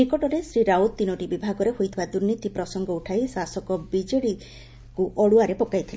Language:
Odia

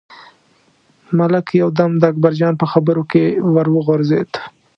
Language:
Pashto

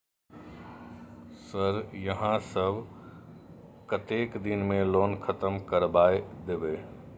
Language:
Maithili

